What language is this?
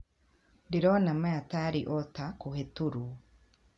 Kikuyu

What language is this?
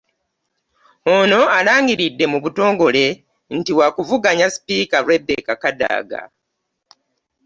Ganda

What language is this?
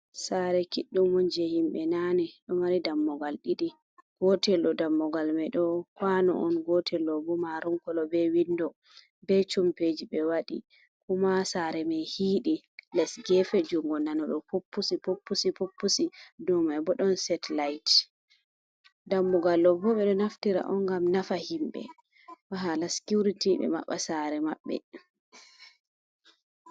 Fula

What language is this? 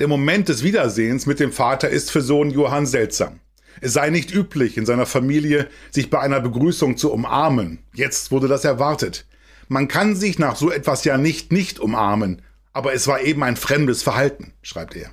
German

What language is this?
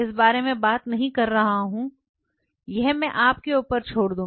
Hindi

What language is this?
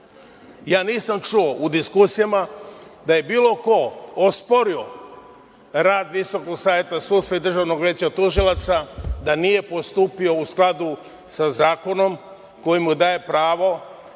Serbian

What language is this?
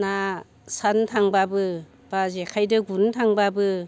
Bodo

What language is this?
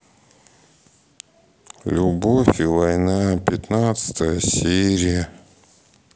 Russian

